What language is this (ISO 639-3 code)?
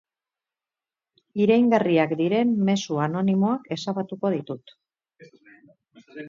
eus